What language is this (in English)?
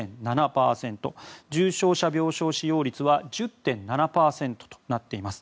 Japanese